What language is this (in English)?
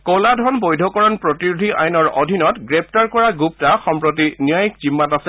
Assamese